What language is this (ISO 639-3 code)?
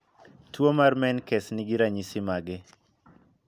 luo